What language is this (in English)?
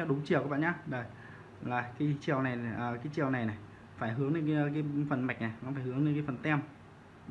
Vietnamese